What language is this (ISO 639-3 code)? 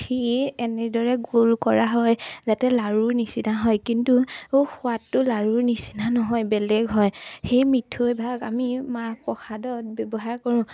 asm